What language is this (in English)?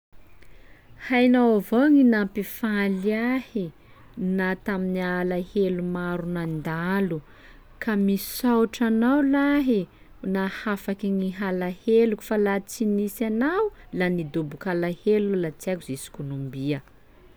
Sakalava Malagasy